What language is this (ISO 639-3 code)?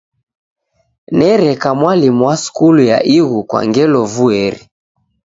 dav